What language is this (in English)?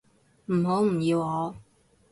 Cantonese